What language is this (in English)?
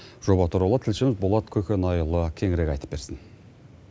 Kazakh